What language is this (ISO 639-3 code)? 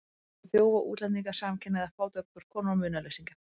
isl